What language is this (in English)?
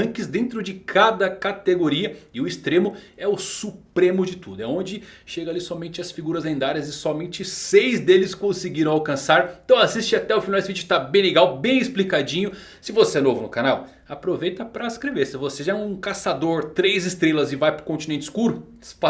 Portuguese